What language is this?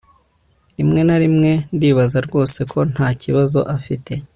Kinyarwanda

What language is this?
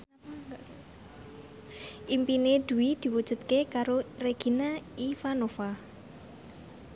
Javanese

